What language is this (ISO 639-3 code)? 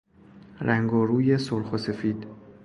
fas